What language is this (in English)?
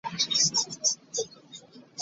Ganda